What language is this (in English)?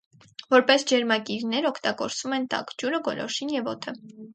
Armenian